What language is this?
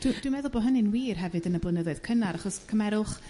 Welsh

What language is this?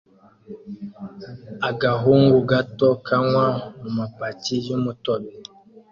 Kinyarwanda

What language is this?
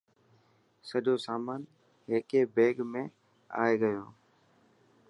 Dhatki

